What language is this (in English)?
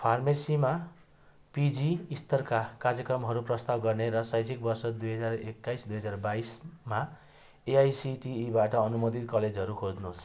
Nepali